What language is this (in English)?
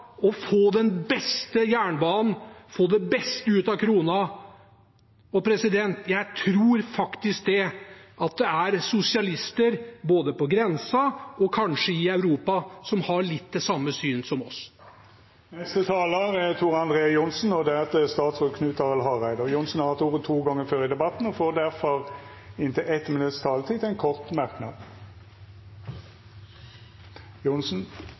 Norwegian